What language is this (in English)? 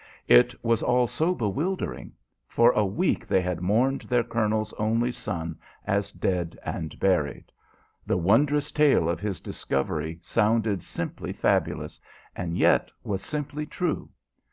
English